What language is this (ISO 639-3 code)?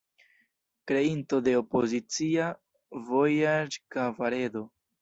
epo